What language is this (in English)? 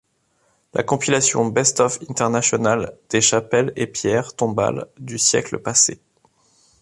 French